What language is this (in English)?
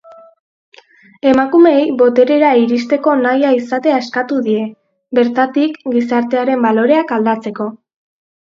Basque